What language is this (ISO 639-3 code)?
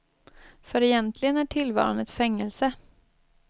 swe